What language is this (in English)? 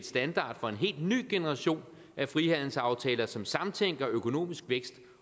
Danish